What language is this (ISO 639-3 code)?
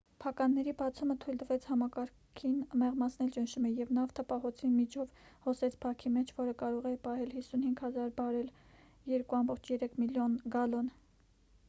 hye